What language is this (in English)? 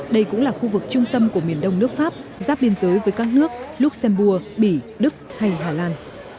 Vietnamese